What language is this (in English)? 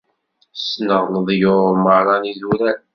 Kabyle